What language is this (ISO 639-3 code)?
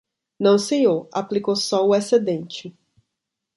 por